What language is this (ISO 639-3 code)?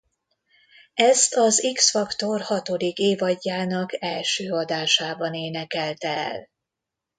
hun